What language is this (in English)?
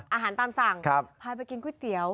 Thai